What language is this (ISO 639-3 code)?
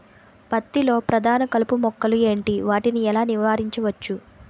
tel